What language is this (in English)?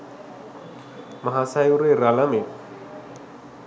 Sinhala